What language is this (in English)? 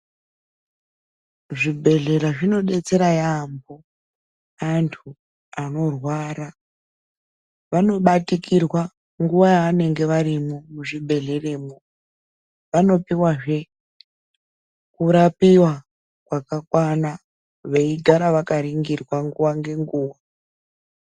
Ndau